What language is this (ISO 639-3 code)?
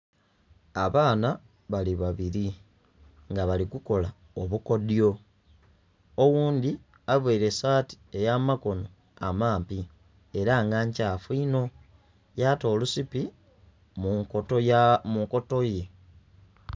xog